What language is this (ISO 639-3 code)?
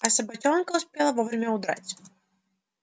rus